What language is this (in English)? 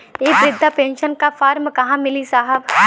Bhojpuri